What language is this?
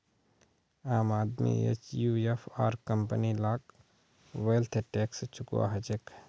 Magahi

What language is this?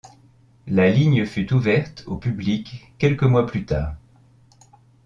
French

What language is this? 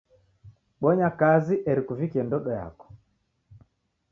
Taita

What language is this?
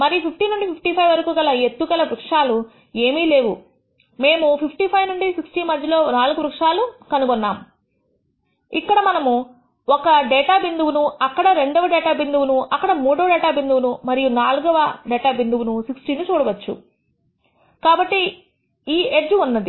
Telugu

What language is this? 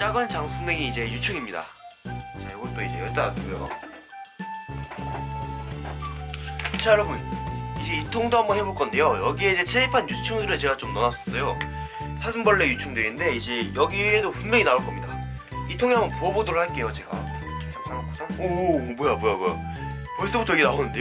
Korean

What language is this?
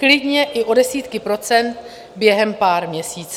Czech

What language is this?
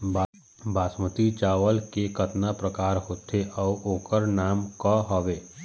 Chhattisgarhi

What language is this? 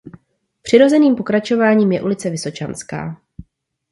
Czech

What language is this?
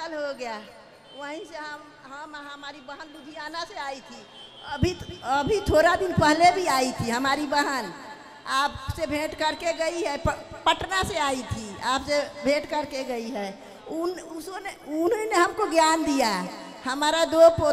Hindi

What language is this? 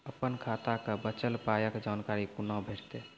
Maithili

